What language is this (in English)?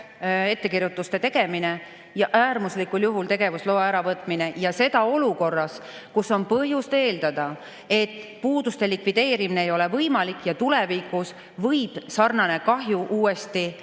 Estonian